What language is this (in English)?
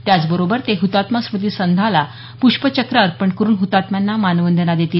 Marathi